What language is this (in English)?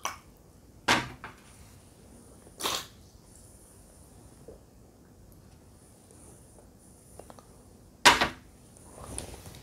Romanian